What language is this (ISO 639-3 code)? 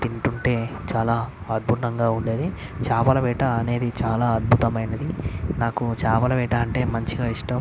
tel